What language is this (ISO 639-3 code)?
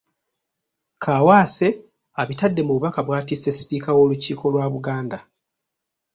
lug